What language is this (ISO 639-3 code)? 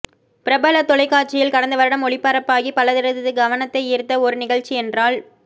tam